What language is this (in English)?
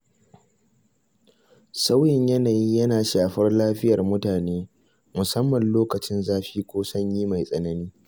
Hausa